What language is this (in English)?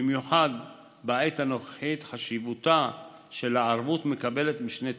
Hebrew